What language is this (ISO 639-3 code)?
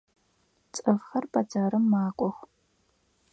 ady